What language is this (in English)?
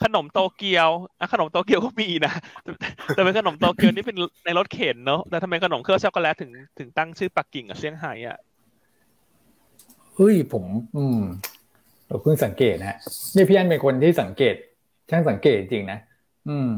Thai